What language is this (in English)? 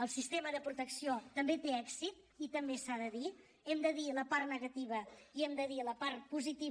Catalan